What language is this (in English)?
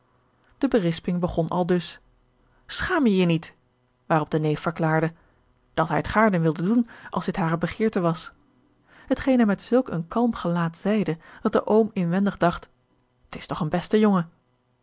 Dutch